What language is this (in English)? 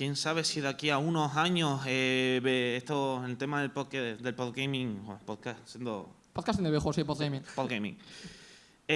Spanish